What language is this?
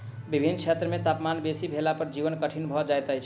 Maithili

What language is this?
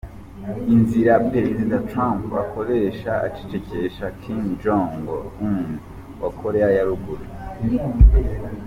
Kinyarwanda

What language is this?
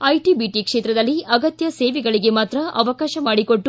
Kannada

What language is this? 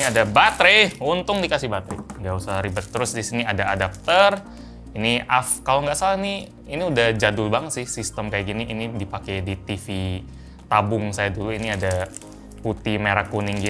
Indonesian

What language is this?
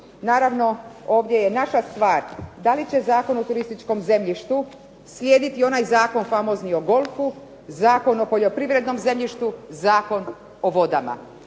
Croatian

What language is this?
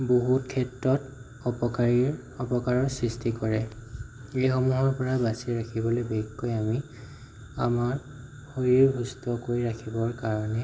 Assamese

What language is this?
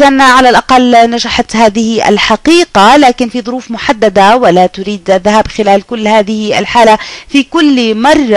Arabic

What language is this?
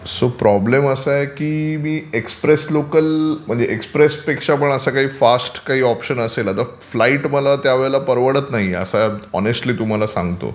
Marathi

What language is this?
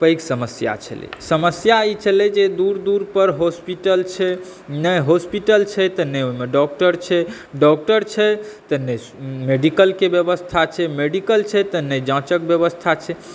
Maithili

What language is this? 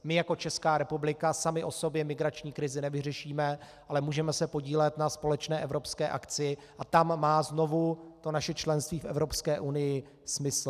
Czech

